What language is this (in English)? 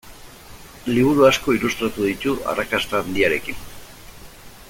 Basque